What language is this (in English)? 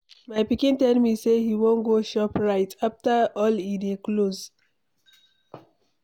Nigerian Pidgin